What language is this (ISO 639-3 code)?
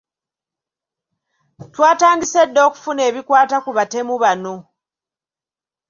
lug